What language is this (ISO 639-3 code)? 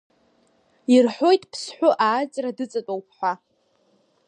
abk